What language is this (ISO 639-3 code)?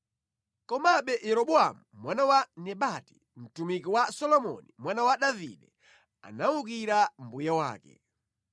nya